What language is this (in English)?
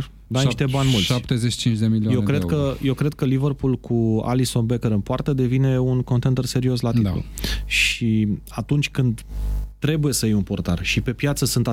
Romanian